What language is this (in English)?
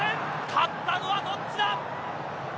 Japanese